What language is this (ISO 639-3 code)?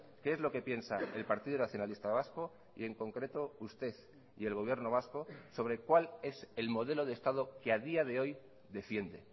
spa